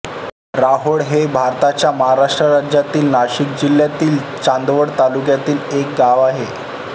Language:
Marathi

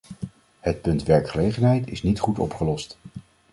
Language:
Dutch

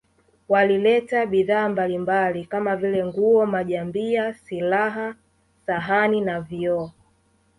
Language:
Swahili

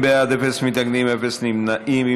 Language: Hebrew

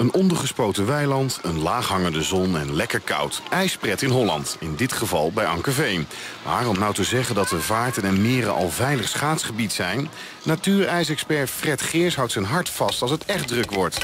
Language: Dutch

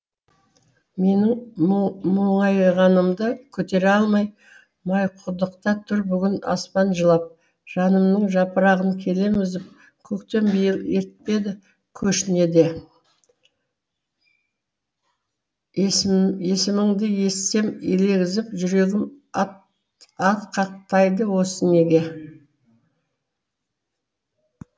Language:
Kazakh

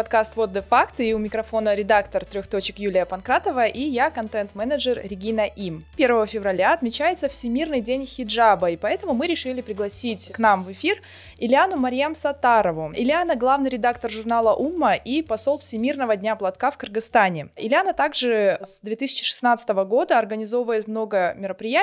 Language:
Russian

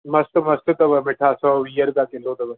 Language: Sindhi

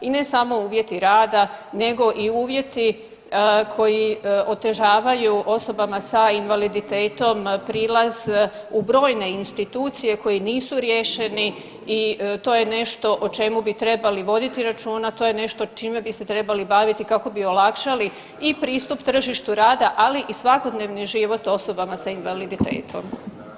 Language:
Croatian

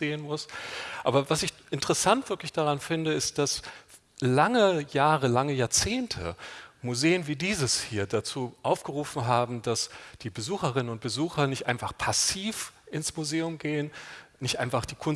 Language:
German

